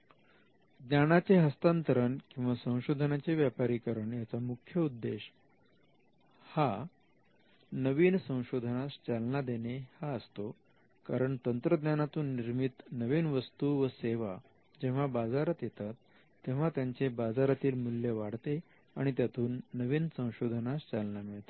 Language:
Marathi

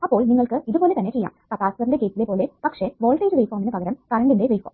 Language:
Malayalam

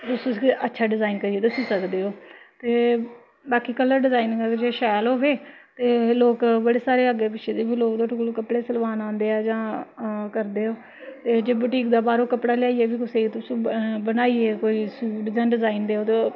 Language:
Dogri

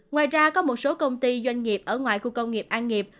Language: Vietnamese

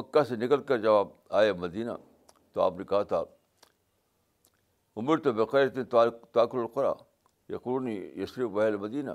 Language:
Urdu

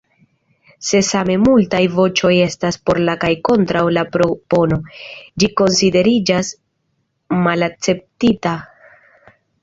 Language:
Esperanto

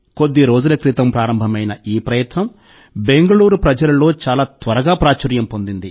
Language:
Telugu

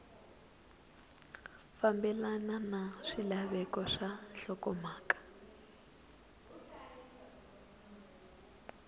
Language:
Tsonga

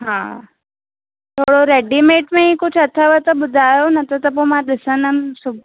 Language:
Sindhi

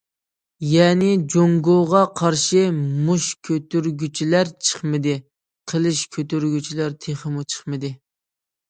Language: Uyghur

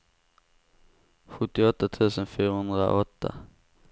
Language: Swedish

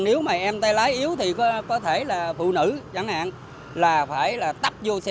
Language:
Vietnamese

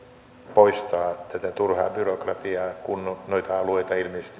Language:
Finnish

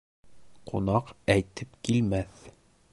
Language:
Bashkir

